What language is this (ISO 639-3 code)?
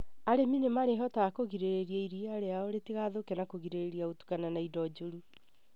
kik